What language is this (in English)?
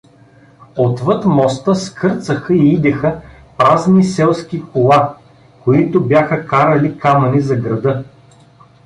Bulgarian